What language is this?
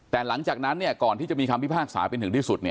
Thai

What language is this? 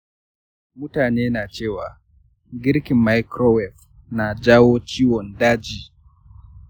Hausa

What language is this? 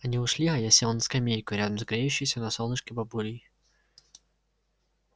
Russian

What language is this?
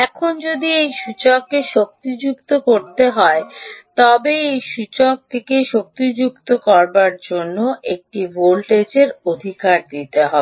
Bangla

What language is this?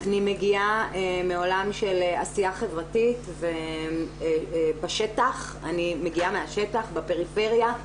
Hebrew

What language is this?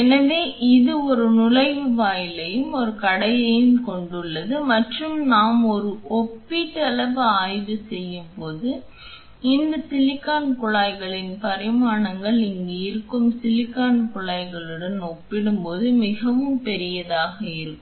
Tamil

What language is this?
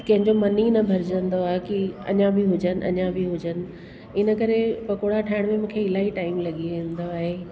Sindhi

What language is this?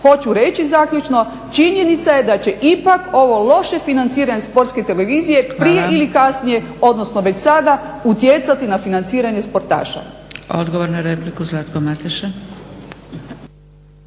Croatian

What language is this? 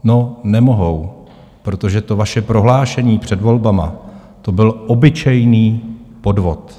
Czech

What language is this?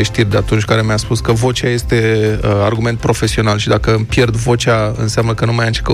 Romanian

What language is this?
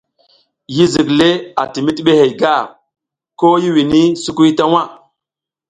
South Giziga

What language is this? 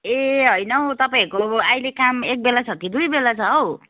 Nepali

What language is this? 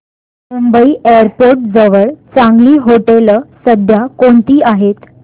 Marathi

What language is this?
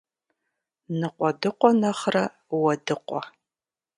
Kabardian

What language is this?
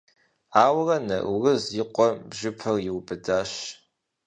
Kabardian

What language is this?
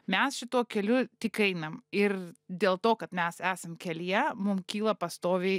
Lithuanian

